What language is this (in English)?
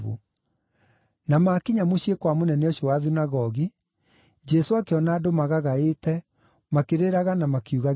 Kikuyu